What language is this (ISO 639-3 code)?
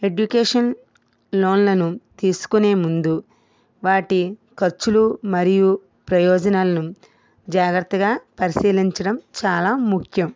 tel